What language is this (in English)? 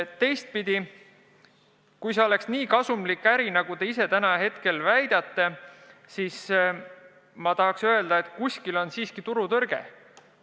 Estonian